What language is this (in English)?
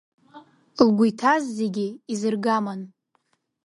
Abkhazian